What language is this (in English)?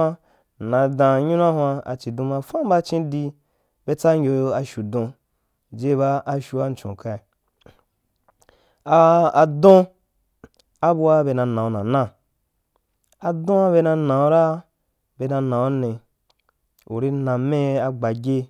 Wapan